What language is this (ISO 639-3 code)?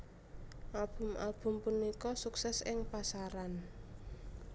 jav